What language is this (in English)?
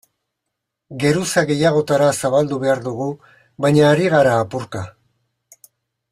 Basque